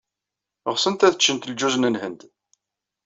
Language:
Kabyle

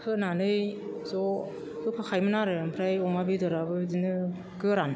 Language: Bodo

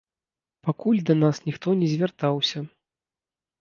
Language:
Belarusian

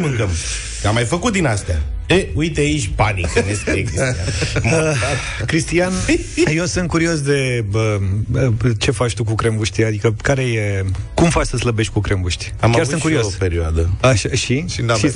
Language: Romanian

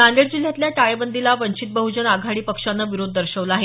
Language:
Marathi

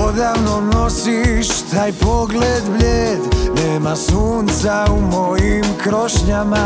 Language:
Croatian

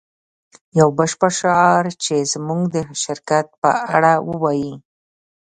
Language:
Pashto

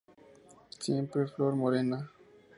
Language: Spanish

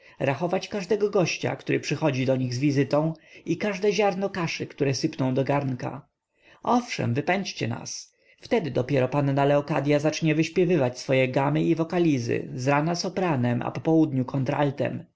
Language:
Polish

